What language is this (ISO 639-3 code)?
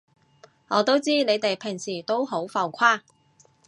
yue